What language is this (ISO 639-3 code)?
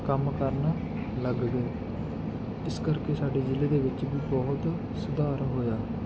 pan